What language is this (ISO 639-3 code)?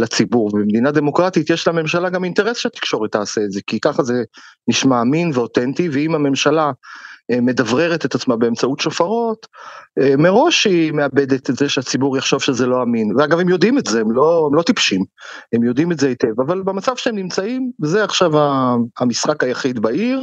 heb